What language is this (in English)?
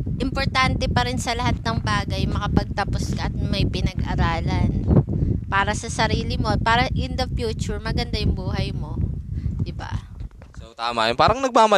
Filipino